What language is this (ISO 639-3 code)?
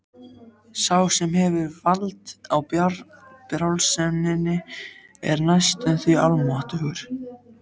isl